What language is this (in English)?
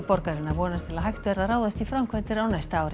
Icelandic